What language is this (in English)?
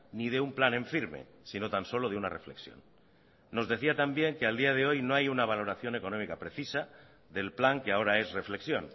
Spanish